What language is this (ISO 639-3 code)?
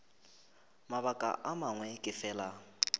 nso